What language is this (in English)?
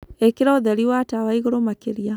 Kikuyu